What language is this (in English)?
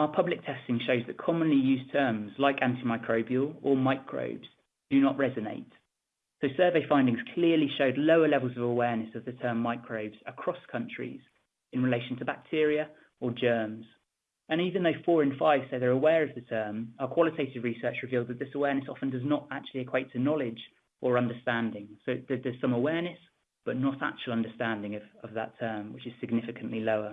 English